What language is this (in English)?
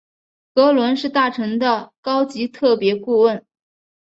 Chinese